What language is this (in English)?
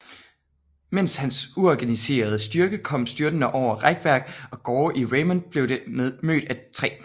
Danish